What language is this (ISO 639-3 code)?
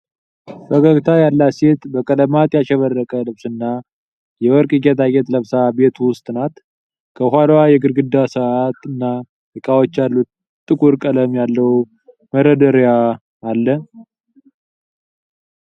amh